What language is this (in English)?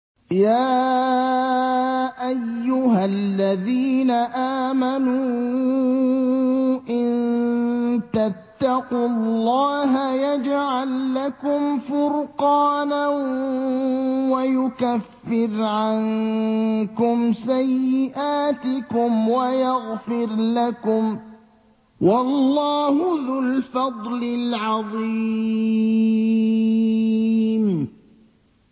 Arabic